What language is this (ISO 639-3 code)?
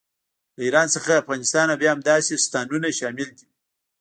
pus